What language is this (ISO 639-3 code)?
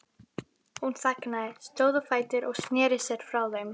isl